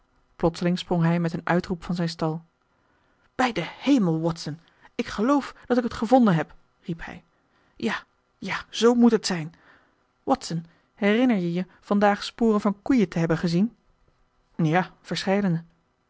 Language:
Dutch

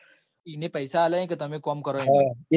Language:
Gujarati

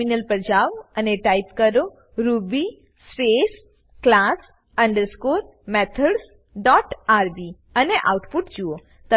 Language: Gujarati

